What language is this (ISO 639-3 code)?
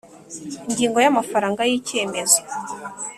kin